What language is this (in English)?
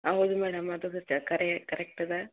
Kannada